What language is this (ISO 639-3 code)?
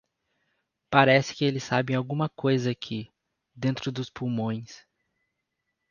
por